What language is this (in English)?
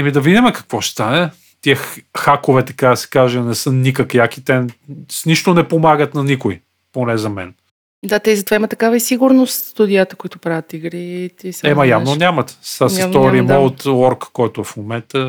Bulgarian